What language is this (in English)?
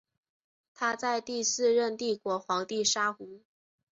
Chinese